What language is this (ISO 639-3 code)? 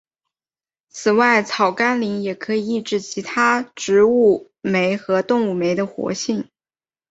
zho